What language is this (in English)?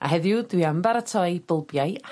Welsh